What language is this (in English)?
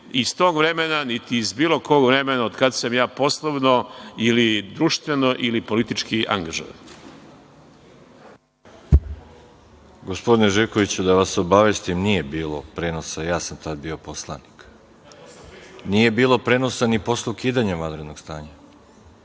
Serbian